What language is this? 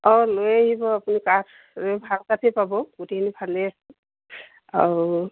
Assamese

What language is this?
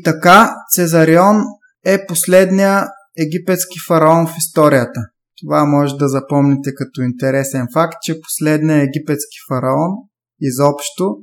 Bulgarian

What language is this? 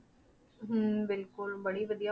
Punjabi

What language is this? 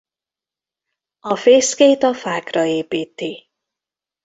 Hungarian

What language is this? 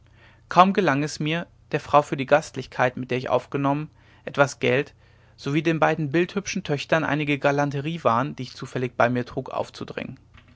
German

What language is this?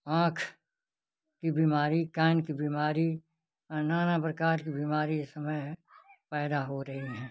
Hindi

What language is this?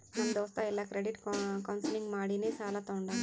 Kannada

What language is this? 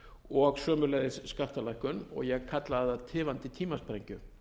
Icelandic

